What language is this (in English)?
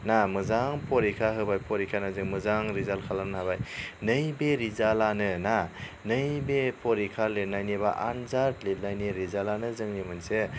Bodo